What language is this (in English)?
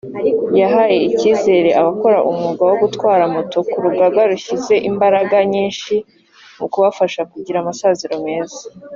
Kinyarwanda